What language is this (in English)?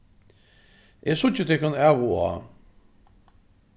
Faroese